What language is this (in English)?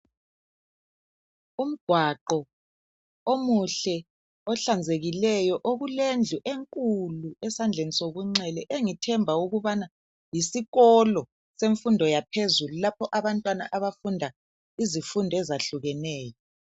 North Ndebele